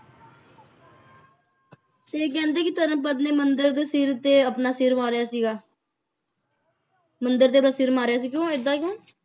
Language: Punjabi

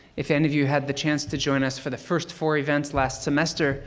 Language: English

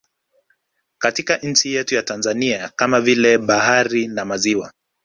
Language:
Swahili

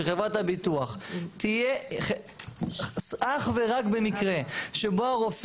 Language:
Hebrew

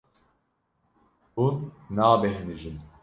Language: Kurdish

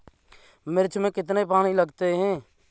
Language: Hindi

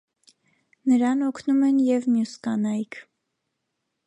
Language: Armenian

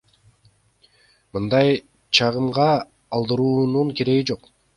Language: Kyrgyz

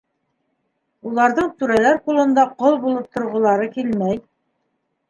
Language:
Bashkir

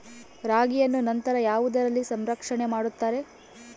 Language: Kannada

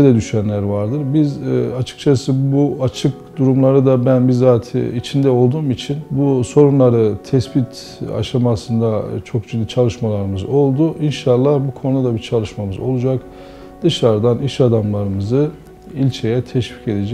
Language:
Turkish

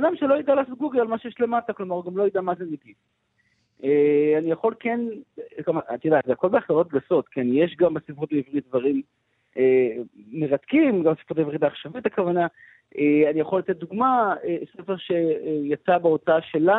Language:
Hebrew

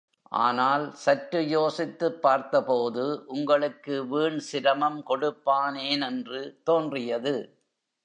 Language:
Tamil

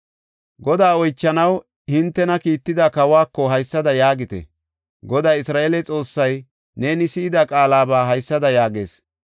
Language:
Gofa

